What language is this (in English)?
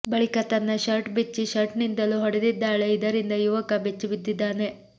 Kannada